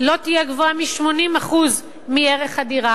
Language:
Hebrew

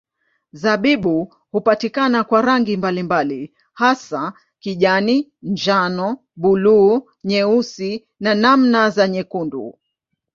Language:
Swahili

